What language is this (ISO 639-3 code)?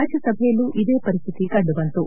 kan